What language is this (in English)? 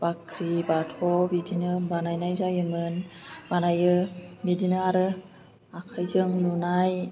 Bodo